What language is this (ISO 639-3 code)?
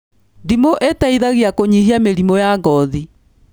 kik